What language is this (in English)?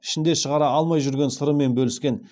Kazakh